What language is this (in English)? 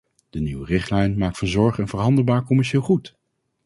Dutch